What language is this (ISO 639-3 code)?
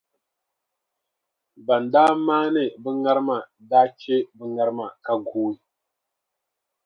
dag